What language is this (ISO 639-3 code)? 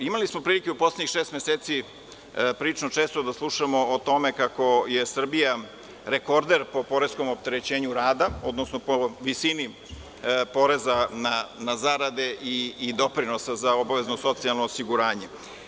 srp